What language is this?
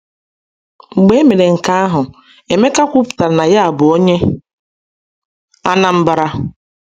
Igbo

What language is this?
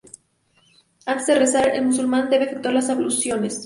Spanish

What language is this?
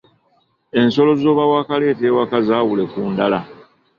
Ganda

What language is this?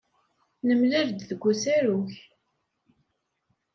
Kabyle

